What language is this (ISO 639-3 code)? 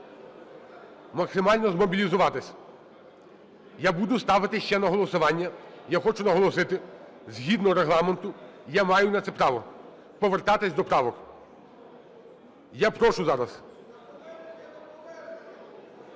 ukr